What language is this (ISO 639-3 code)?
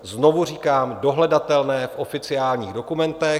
ces